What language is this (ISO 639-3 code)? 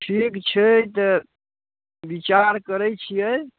mai